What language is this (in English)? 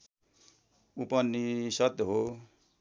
Nepali